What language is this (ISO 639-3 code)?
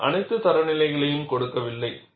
tam